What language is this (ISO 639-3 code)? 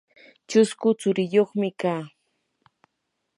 qur